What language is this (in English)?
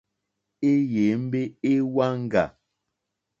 Mokpwe